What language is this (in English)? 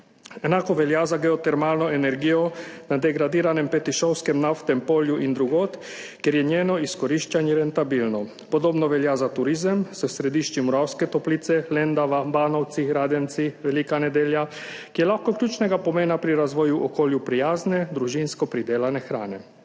Slovenian